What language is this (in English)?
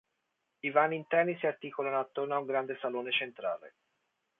Italian